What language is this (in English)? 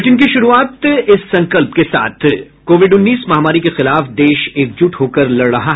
Hindi